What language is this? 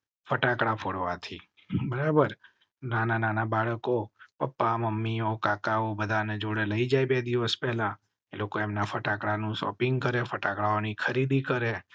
Gujarati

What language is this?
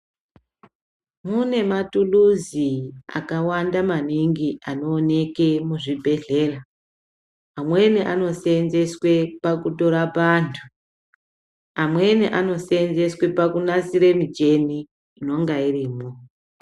Ndau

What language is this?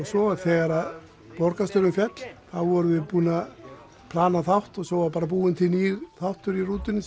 Icelandic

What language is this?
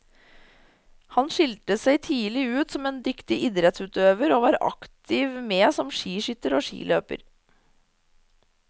Norwegian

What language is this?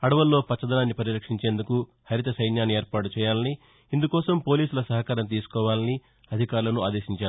Telugu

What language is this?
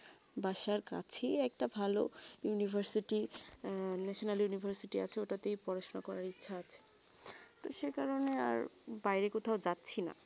Bangla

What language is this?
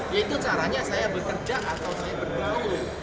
Indonesian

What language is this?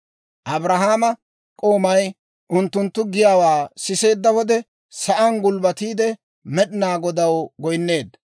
Dawro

